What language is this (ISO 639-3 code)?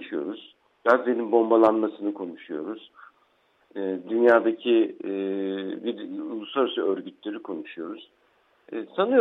tur